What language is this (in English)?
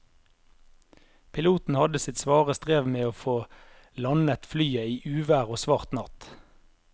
Norwegian